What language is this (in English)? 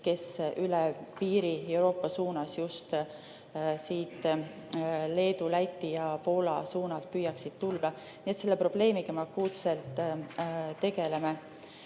Estonian